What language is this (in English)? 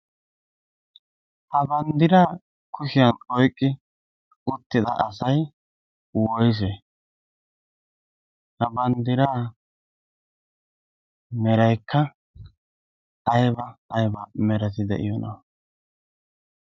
Wolaytta